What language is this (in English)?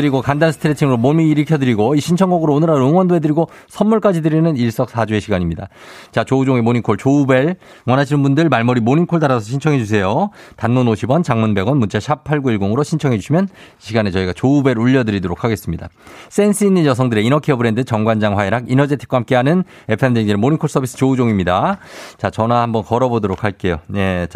Korean